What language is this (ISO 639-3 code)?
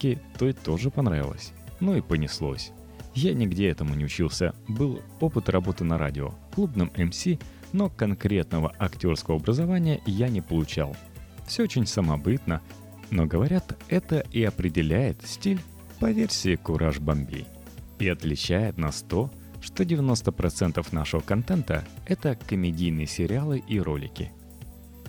rus